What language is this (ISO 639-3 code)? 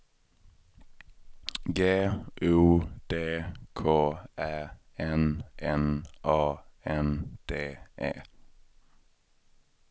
swe